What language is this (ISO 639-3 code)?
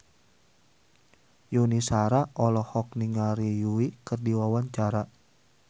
sun